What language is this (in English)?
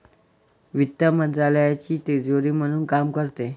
Marathi